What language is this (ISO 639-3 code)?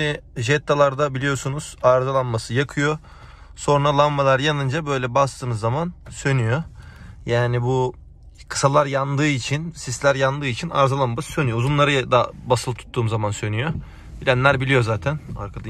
tur